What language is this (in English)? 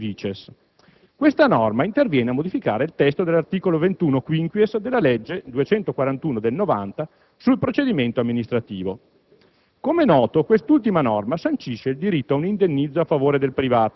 Italian